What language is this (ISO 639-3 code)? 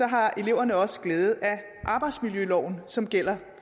dan